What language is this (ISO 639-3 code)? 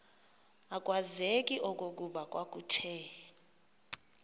xho